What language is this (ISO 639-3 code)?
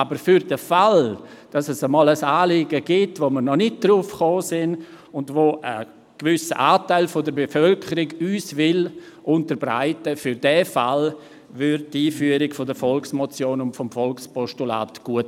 gsw